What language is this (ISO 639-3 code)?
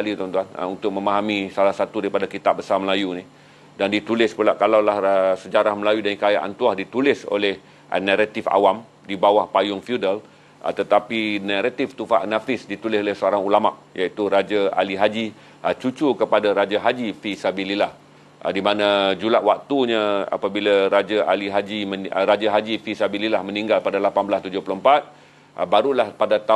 msa